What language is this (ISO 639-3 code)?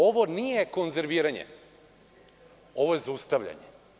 srp